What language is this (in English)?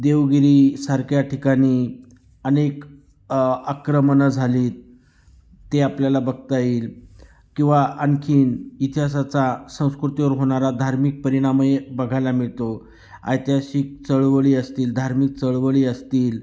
Marathi